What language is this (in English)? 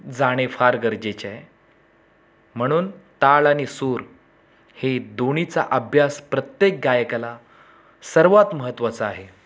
Marathi